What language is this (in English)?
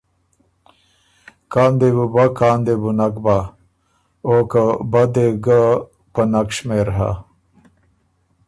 Ormuri